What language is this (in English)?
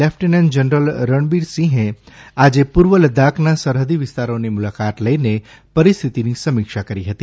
Gujarati